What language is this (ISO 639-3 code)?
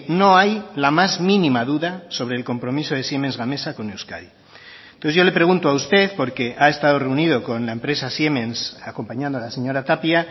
spa